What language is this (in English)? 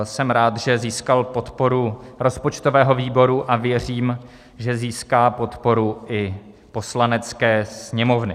Czech